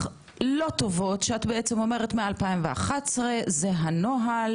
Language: Hebrew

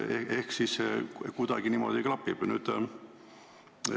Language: Estonian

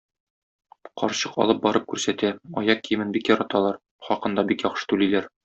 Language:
Tatar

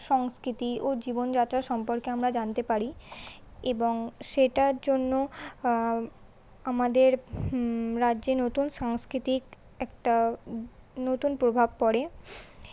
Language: Bangla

